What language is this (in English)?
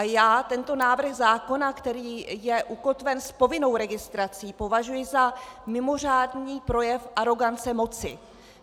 Czech